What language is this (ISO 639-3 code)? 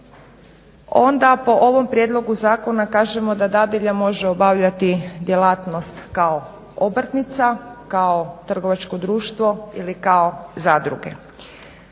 hrv